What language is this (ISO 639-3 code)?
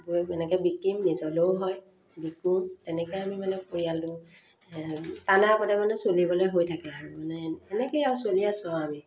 asm